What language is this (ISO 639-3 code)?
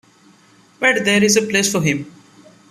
eng